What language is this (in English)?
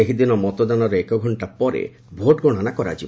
Odia